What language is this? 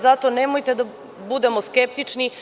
Serbian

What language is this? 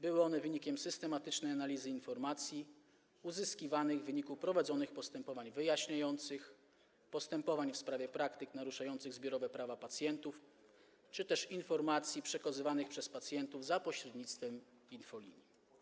Polish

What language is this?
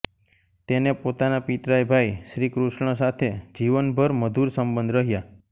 Gujarati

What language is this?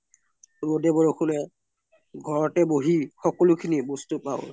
Assamese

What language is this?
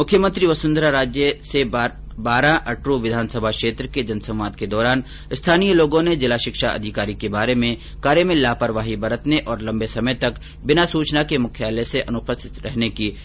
Hindi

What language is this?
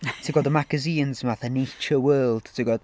Welsh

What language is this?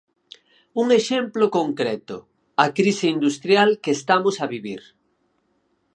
Galician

